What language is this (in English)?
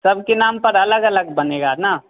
Hindi